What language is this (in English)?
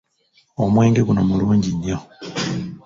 Ganda